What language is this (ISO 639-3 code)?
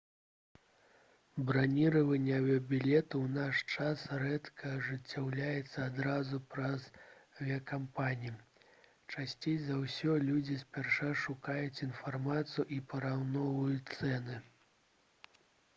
bel